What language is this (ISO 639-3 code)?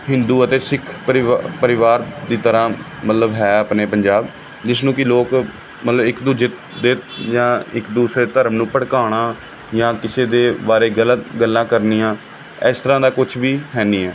pan